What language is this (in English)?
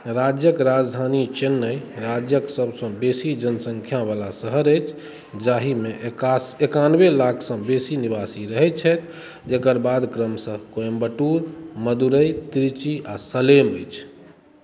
Maithili